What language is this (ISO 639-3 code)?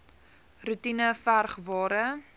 afr